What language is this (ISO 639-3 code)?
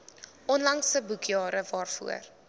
afr